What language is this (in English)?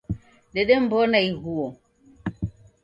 Taita